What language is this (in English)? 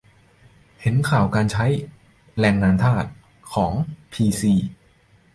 Thai